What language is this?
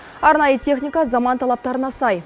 Kazakh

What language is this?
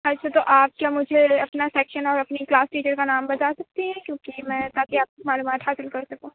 Urdu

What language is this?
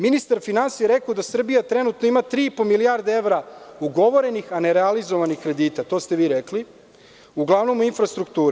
Serbian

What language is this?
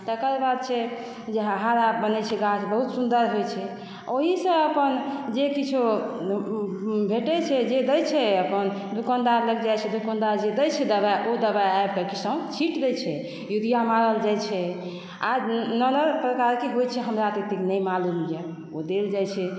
Maithili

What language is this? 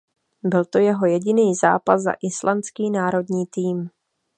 Czech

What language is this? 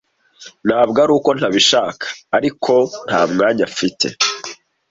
Kinyarwanda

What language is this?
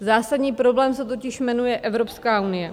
Czech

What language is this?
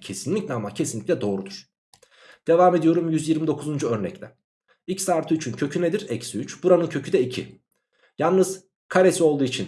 Turkish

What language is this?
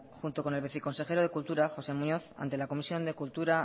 Spanish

